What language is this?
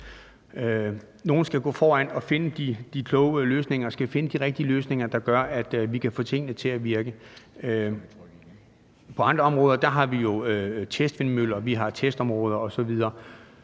Danish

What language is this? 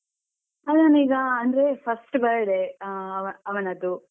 Kannada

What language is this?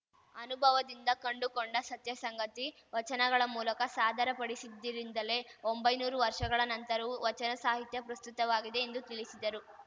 Kannada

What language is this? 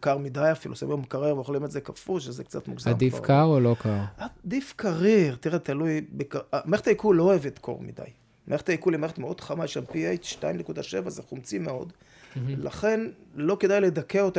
Hebrew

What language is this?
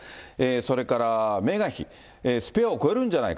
Japanese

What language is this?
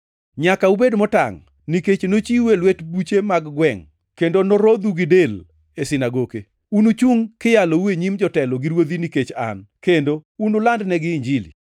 Luo (Kenya and Tanzania)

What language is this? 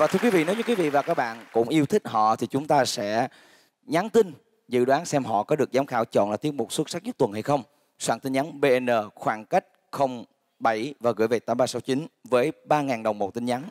Vietnamese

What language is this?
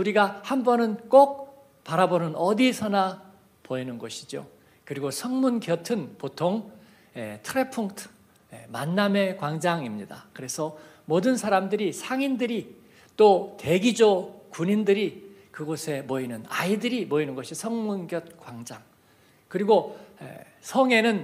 Korean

